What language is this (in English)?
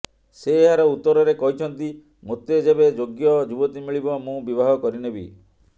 Odia